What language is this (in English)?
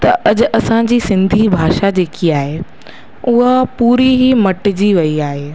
Sindhi